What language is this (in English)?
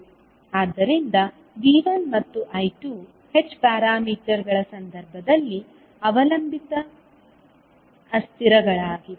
Kannada